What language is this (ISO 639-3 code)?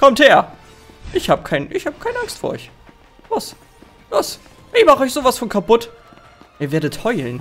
deu